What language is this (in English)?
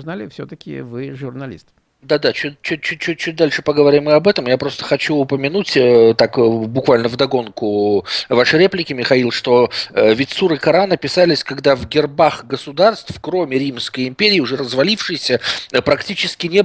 Russian